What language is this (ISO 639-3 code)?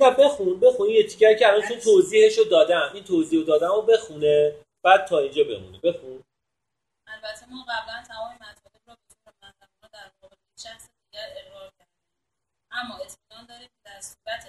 fas